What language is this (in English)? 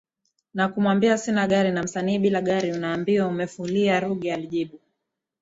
Swahili